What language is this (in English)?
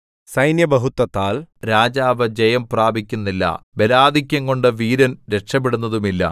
Malayalam